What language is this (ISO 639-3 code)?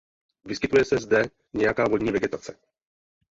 ces